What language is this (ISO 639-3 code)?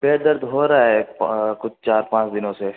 hin